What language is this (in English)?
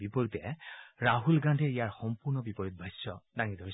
Assamese